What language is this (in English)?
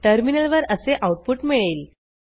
Marathi